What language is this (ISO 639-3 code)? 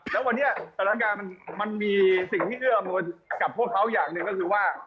tha